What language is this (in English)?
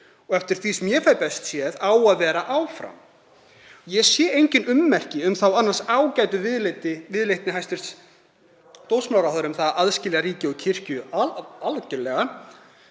Icelandic